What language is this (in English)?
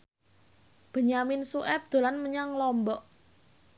Javanese